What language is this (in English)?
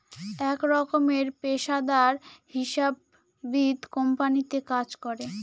Bangla